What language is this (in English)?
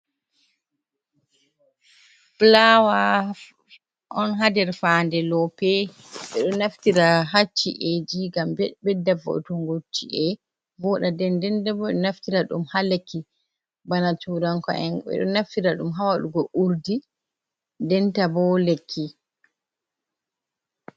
Fula